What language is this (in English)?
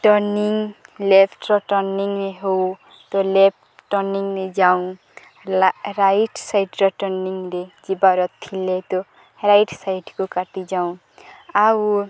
Odia